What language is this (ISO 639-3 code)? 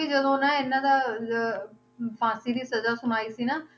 pan